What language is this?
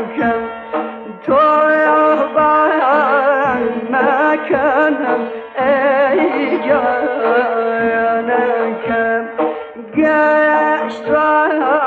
Persian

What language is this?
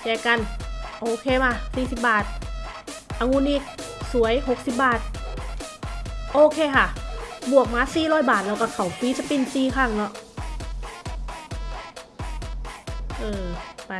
Thai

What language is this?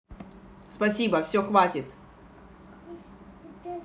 Russian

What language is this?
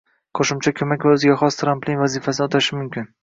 Uzbek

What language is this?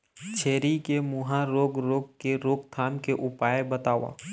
Chhattisgarhi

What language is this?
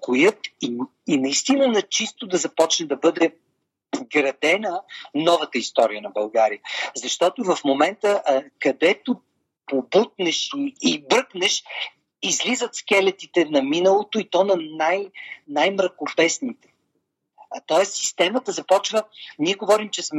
Bulgarian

